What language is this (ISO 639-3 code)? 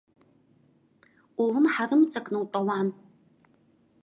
abk